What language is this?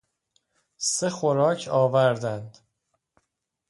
Persian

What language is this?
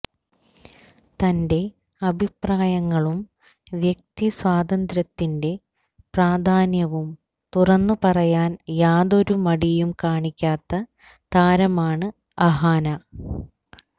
Malayalam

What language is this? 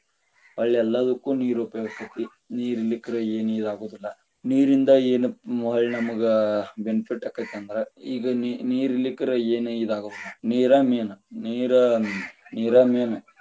Kannada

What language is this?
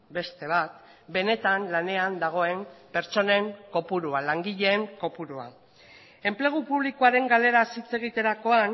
Basque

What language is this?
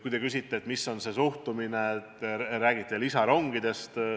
Estonian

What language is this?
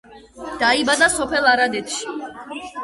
Georgian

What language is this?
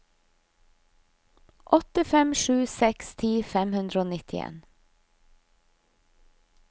Norwegian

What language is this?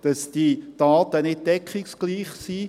Swiss German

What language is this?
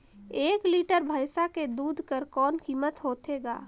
Chhattisgarhi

